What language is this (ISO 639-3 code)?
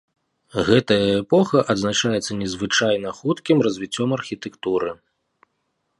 bel